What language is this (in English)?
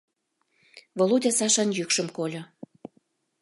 Mari